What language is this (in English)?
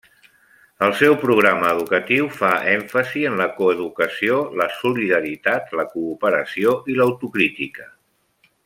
Catalan